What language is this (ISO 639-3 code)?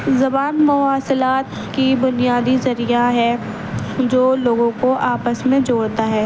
urd